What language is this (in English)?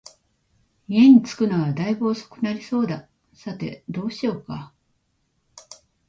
Japanese